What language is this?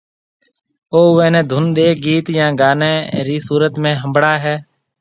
Marwari (Pakistan)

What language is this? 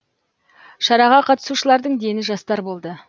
Kazakh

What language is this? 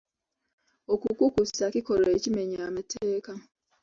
Ganda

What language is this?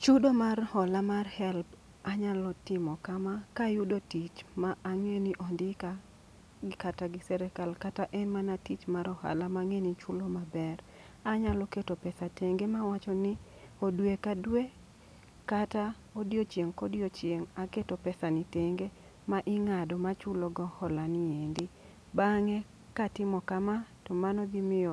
Luo (Kenya and Tanzania)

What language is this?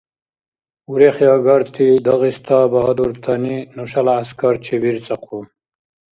Dargwa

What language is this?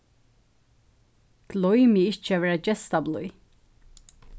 Faroese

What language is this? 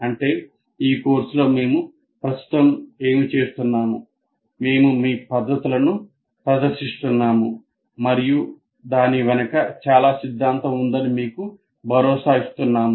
Telugu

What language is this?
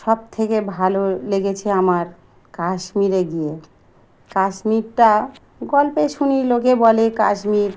Bangla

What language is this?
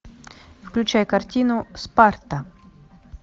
Russian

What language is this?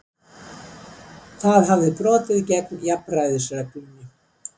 Icelandic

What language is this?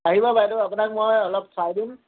Assamese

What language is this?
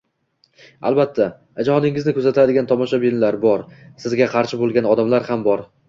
Uzbek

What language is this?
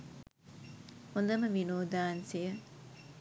Sinhala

